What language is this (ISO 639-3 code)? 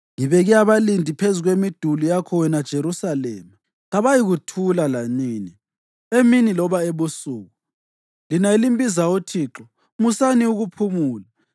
nde